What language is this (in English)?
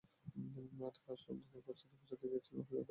Bangla